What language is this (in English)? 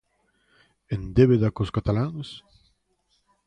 Galician